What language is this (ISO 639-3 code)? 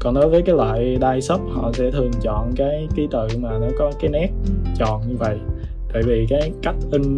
vie